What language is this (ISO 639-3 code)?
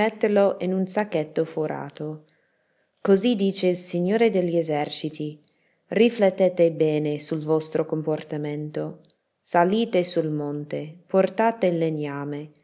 ita